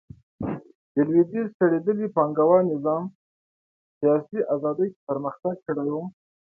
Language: Pashto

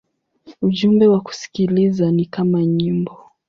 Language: Swahili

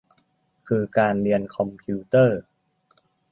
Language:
Thai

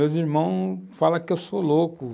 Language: Portuguese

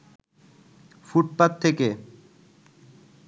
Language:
Bangla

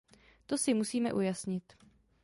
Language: Czech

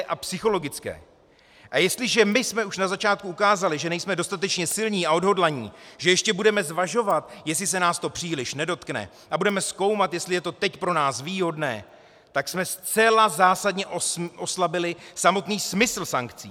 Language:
Czech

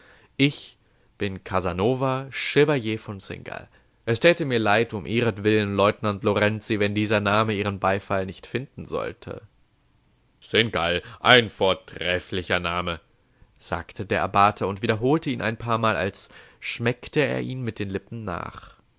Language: German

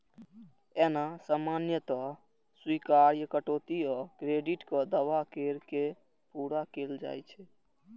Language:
Maithili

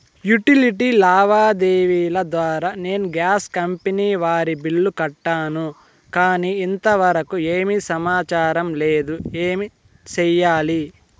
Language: Telugu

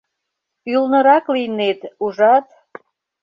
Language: Mari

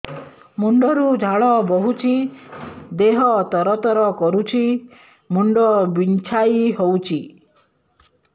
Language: Odia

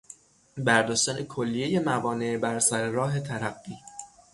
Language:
Persian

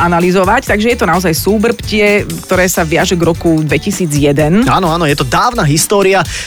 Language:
Slovak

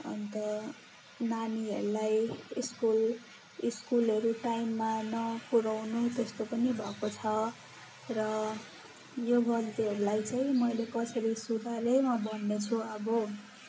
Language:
Nepali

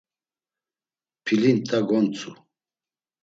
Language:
Laz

